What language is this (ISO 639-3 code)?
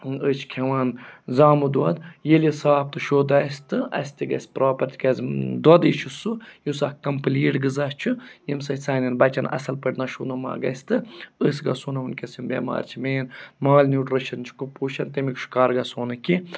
kas